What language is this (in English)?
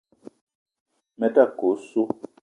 Eton (Cameroon)